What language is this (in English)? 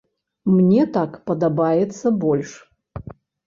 Belarusian